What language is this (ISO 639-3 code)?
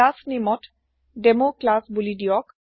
asm